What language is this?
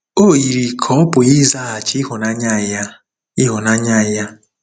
Igbo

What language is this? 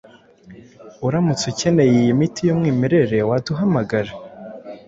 Kinyarwanda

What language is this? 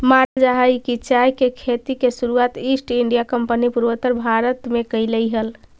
Magahi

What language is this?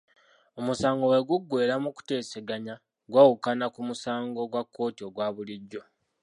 Ganda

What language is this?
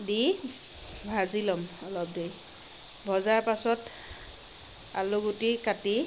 Assamese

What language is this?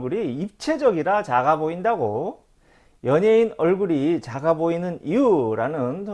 Korean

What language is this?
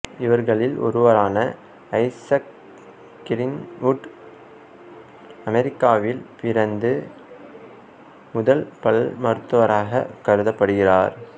Tamil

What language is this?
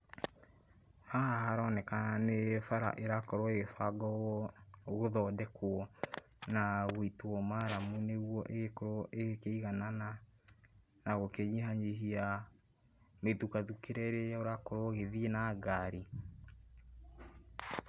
Kikuyu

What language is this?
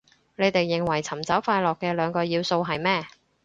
Cantonese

